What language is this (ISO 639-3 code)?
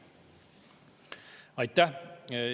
est